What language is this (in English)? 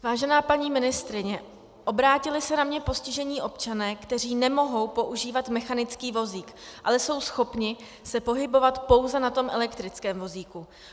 Czech